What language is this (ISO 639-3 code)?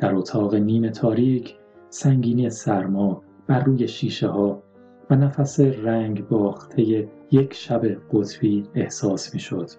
fas